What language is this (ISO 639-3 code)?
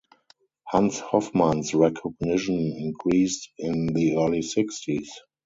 eng